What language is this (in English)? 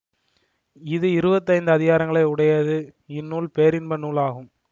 Tamil